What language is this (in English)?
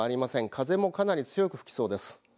Japanese